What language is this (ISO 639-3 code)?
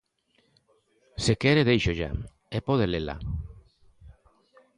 glg